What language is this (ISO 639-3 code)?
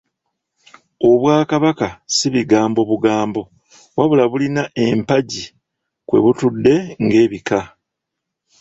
lug